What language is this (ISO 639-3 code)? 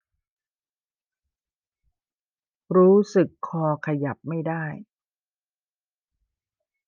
tha